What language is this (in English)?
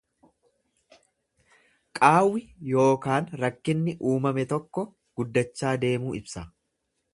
Oromo